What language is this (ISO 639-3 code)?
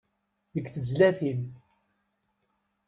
kab